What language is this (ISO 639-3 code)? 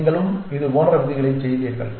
tam